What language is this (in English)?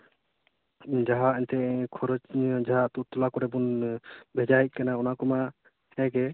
Santali